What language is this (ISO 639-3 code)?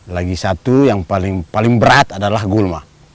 ind